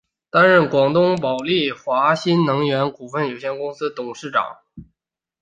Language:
Chinese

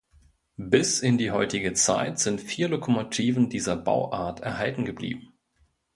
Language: German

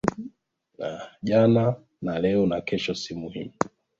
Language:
Swahili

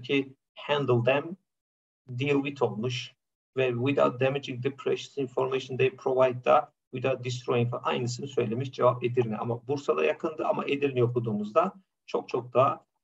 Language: Turkish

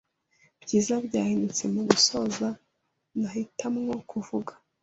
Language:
Kinyarwanda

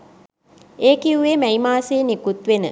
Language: Sinhala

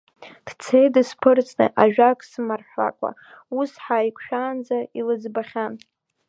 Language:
Abkhazian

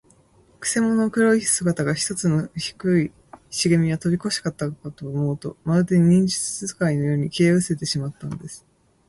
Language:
Japanese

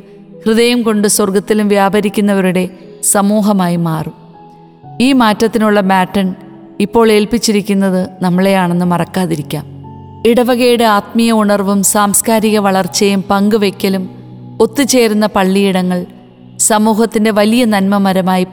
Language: Malayalam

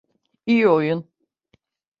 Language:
Turkish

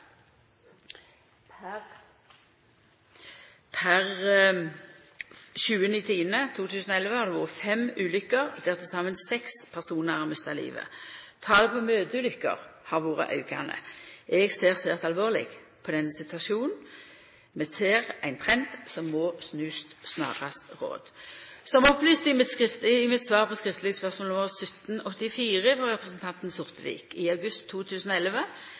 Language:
Norwegian Nynorsk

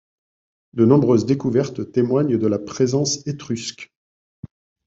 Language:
French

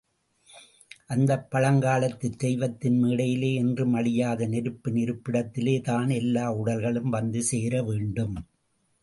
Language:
Tamil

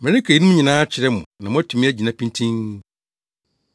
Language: Akan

